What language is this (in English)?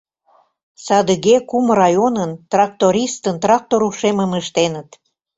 Mari